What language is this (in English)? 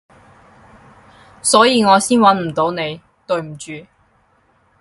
Cantonese